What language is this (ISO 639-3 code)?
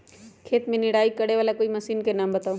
mag